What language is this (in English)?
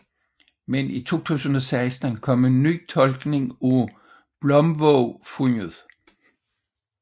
Danish